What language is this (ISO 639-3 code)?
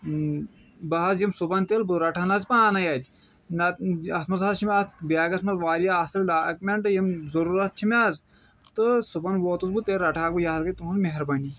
kas